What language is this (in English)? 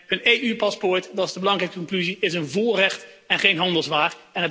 Dutch